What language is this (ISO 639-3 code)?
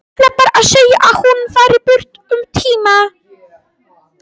isl